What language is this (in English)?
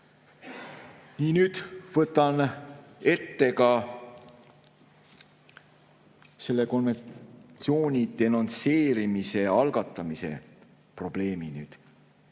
Estonian